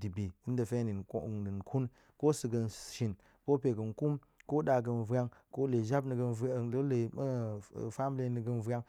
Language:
Goemai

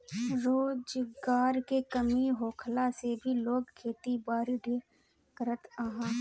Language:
Bhojpuri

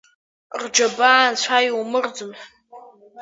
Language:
Abkhazian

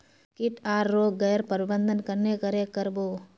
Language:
Magahi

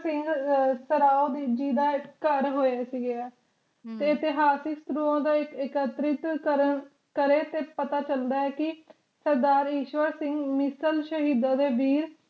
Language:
Punjabi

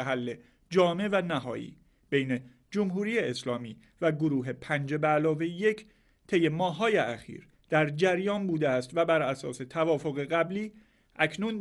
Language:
Persian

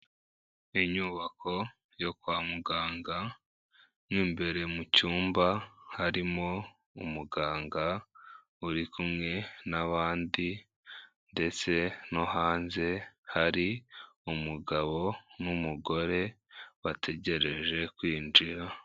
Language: Kinyarwanda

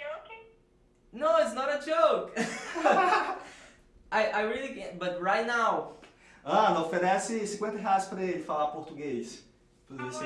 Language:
Portuguese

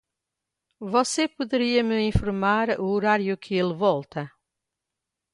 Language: Portuguese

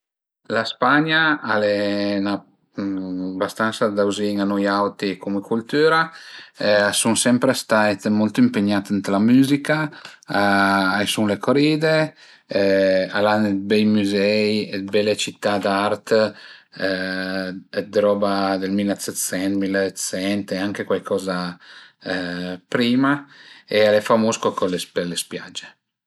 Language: Piedmontese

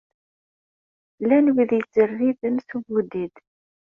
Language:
Kabyle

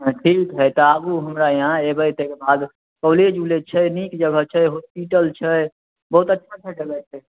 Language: Maithili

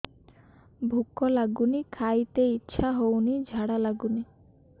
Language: Odia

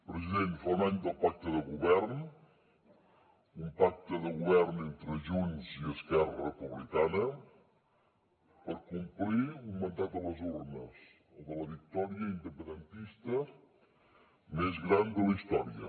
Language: Catalan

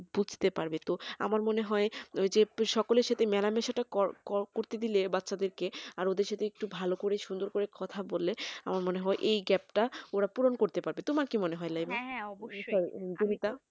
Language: Bangla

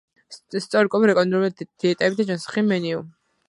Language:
Georgian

